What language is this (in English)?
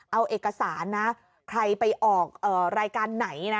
Thai